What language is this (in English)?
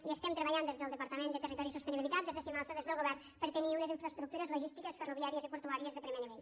Catalan